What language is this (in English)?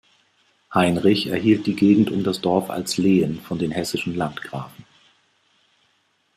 German